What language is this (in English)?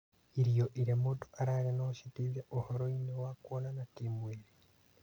Kikuyu